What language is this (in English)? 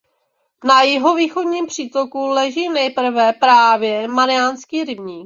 Czech